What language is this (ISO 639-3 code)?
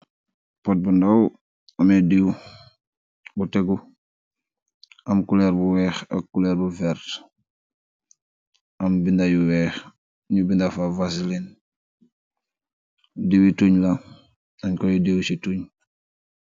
wol